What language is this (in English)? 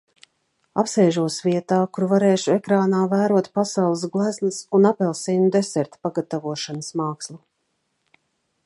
Latvian